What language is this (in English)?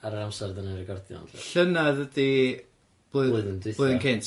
Welsh